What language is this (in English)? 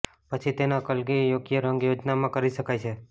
Gujarati